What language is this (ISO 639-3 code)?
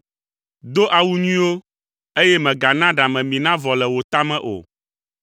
ewe